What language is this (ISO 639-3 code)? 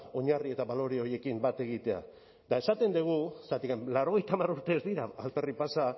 eus